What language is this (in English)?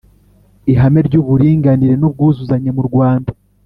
Kinyarwanda